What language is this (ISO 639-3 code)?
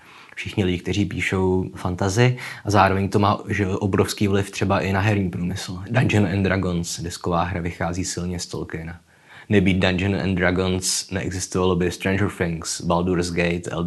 ces